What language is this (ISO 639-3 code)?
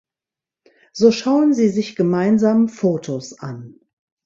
deu